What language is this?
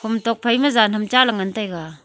Wancho Naga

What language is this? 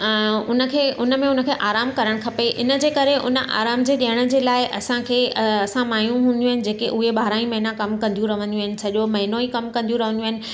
Sindhi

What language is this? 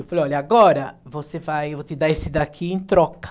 Portuguese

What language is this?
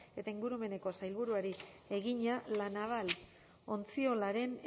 Basque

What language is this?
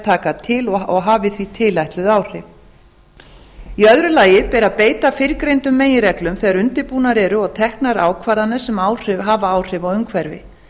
Icelandic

